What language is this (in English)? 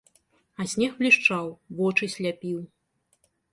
Belarusian